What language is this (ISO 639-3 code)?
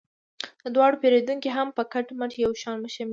pus